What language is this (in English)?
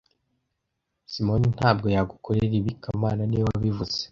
Kinyarwanda